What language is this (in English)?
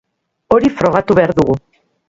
Basque